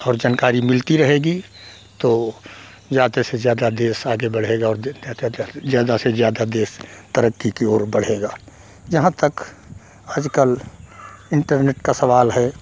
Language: Hindi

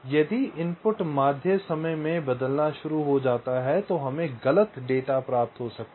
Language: Hindi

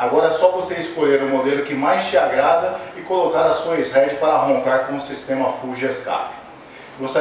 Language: Portuguese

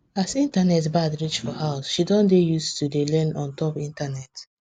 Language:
Nigerian Pidgin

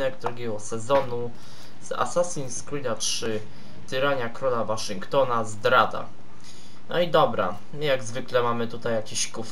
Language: Polish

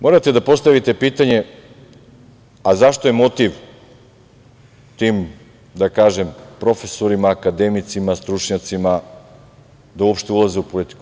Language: Serbian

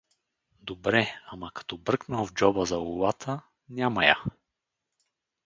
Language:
Bulgarian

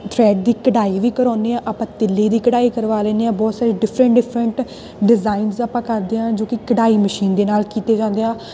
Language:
Punjabi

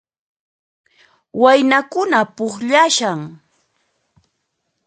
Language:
Puno Quechua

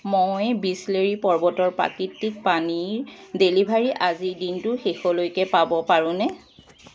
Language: Assamese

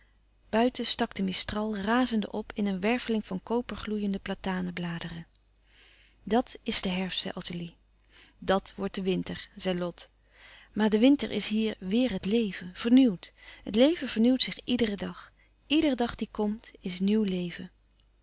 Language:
Dutch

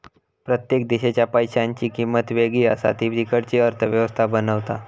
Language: Marathi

